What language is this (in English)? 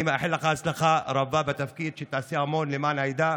Hebrew